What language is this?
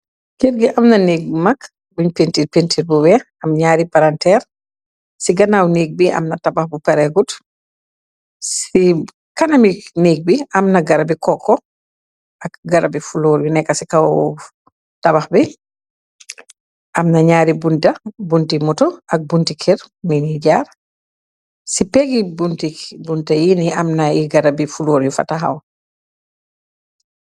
Wolof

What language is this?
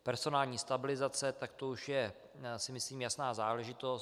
Czech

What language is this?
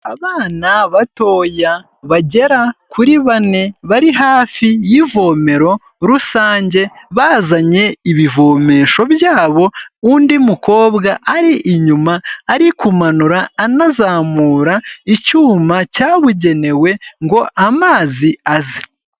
Kinyarwanda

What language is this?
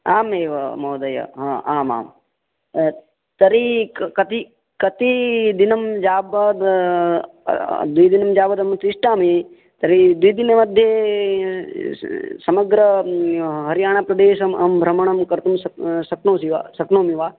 Sanskrit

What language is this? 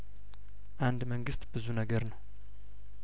Amharic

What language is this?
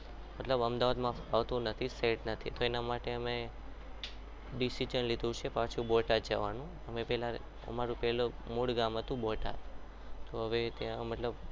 Gujarati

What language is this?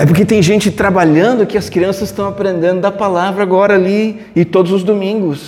Portuguese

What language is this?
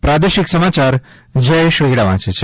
Gujarati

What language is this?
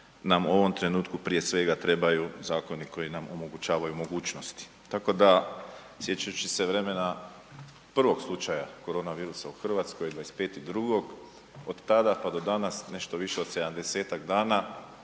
Croatian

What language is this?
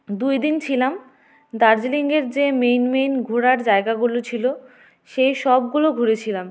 Bangla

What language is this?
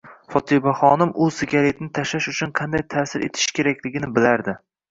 Uzbek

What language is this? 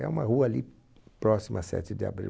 Portuguese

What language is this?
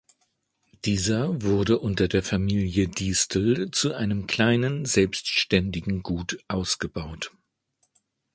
German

